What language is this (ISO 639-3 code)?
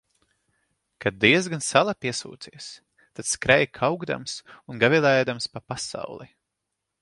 lav